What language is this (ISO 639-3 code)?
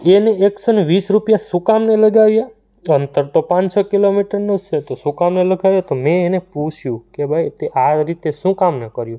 guj